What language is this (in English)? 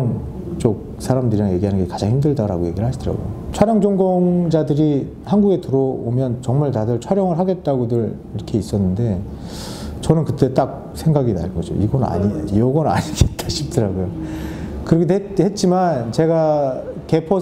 Korean